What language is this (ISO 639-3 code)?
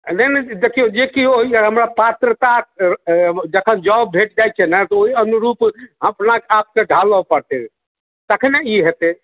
mai